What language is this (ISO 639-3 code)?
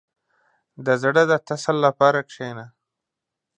pus